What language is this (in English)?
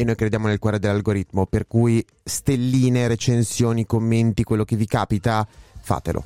Italian